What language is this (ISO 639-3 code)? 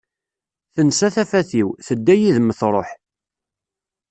kab